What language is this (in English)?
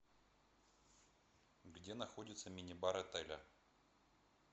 Russian